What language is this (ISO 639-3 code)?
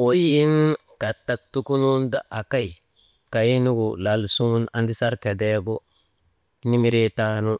mde